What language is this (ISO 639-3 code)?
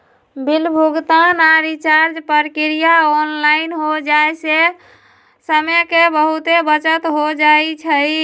mag